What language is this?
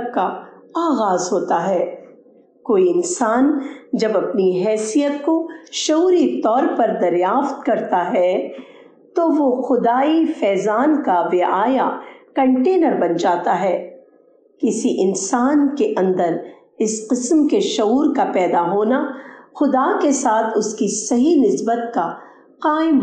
Urdu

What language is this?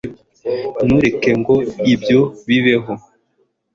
Kinyarwanda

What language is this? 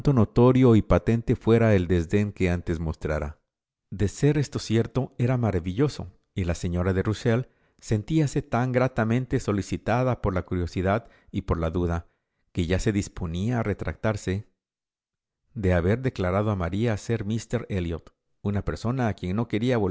Spanish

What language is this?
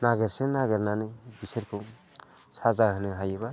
Bodo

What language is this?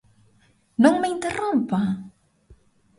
Galician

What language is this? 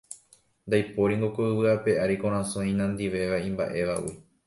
Guarani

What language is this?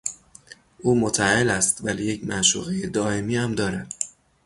Persian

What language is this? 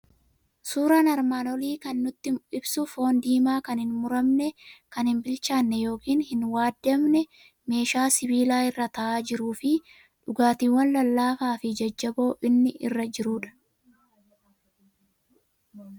Oromo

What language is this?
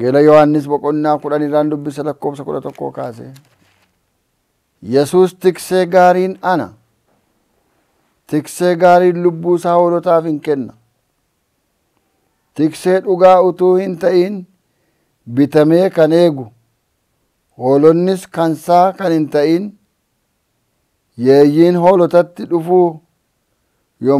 Arabic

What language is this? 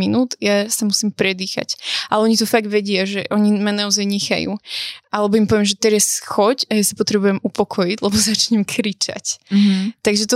Slovak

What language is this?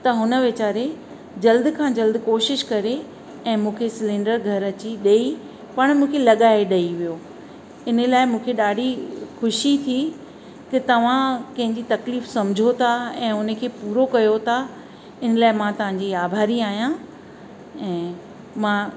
Sindhi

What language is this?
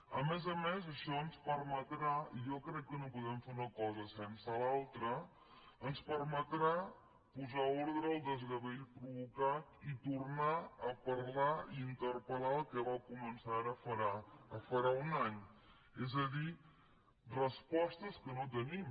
Catalan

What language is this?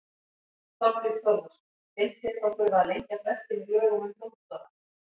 Icelandic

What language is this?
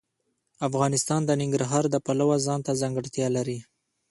Pashto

